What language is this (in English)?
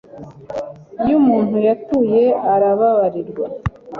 Kinyarwanda